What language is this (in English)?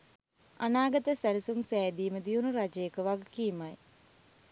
Sinhala